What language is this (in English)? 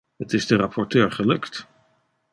Dutch